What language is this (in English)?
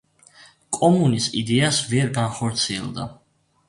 Georgian